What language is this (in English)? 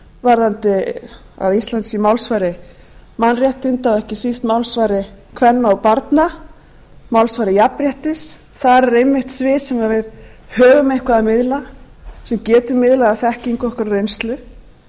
Icelandic